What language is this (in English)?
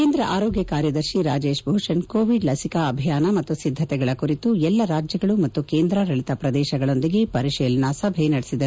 Kannada